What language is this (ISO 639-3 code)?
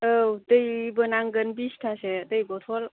brx